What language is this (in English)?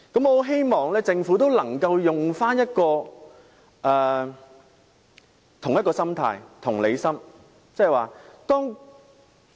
Cantonese